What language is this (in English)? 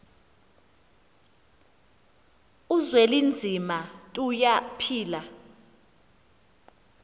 Xhosa